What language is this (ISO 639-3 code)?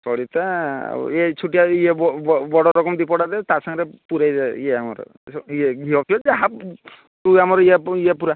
ori